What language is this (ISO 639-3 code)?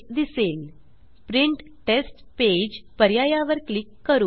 mar